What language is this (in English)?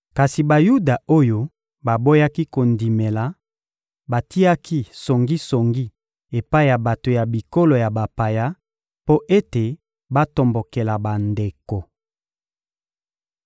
Lingala